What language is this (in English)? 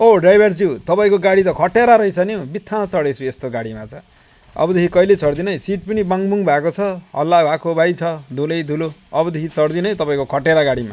Nepali